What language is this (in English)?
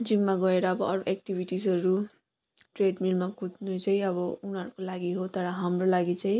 Nepali